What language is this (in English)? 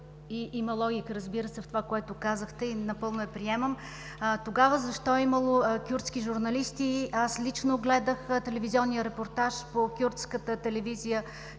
Bulgarian